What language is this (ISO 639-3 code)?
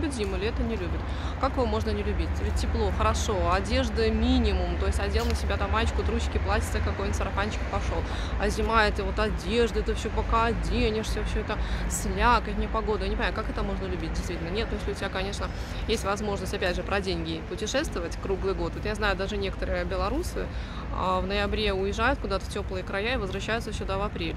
rus